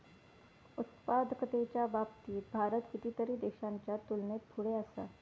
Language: Marathi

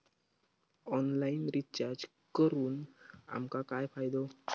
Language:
Marathi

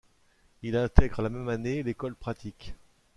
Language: French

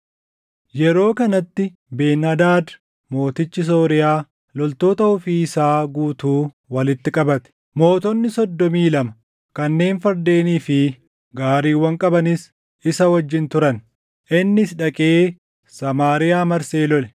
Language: Oromo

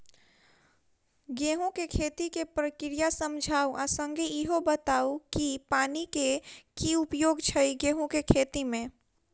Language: Maithili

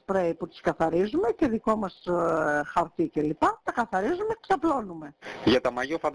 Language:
Greek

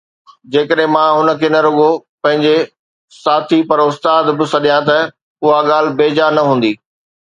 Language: Sindhi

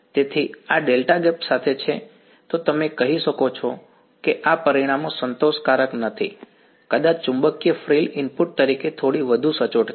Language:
Gujarati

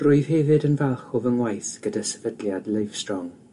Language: Welsh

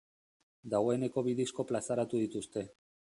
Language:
Basque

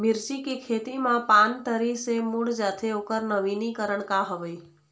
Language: Chhattisgarhi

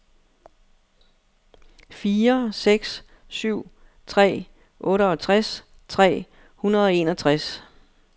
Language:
Danish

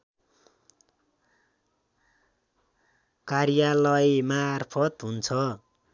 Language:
Nepali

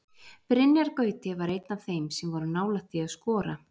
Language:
Icelandic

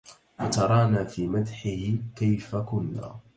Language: Arabic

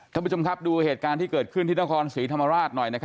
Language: Thai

